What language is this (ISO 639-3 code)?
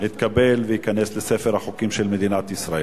heb